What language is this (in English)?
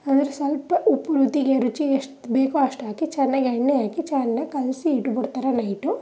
Kannada